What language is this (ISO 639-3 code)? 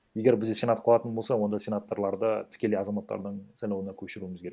kaz